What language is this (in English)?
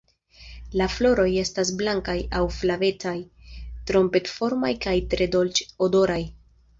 Esperanto